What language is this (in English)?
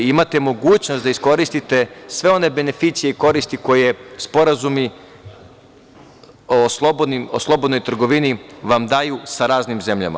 Serbian